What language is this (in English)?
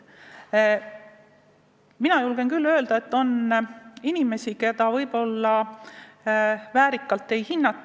Estonian